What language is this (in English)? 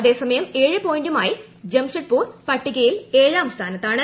Malayalam